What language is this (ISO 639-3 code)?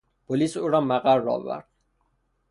fas